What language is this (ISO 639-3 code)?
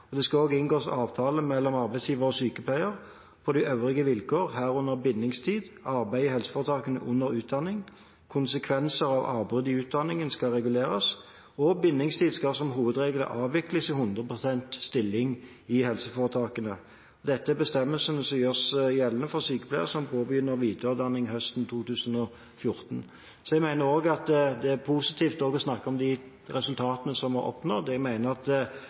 nob